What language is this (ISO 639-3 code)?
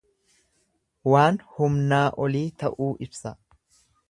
orm